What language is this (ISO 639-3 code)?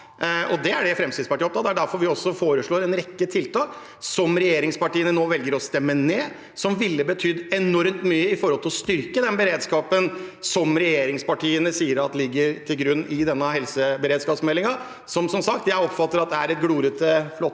nor